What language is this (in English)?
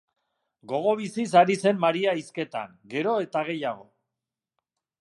Basque